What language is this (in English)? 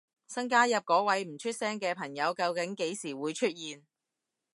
Cantonese